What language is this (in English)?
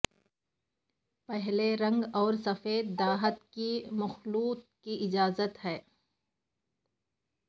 Urdu